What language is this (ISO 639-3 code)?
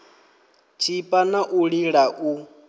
ven